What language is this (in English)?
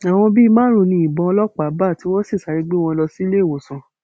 Yoruba